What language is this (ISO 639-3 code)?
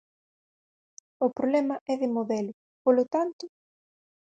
glg